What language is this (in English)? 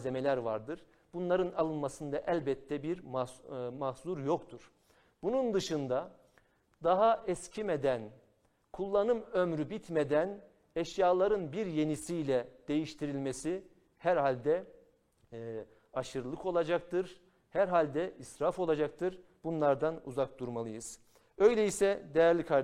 Turkish